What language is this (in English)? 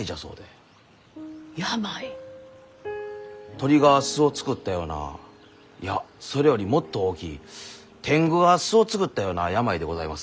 Japanese